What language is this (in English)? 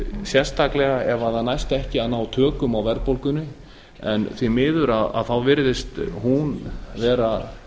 Icelandic